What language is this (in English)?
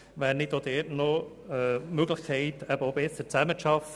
Swiss German